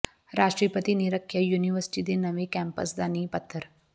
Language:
Punjabi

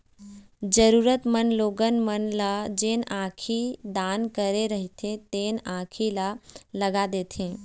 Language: Chhattisgarhi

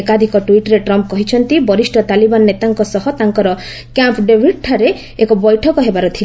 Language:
Odia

